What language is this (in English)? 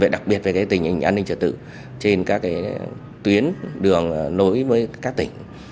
Vietnamese